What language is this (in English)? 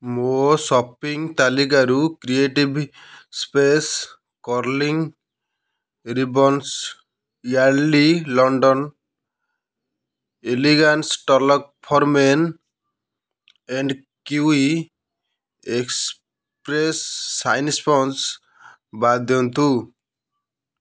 Odia